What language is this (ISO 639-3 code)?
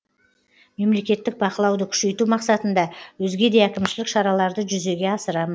kaz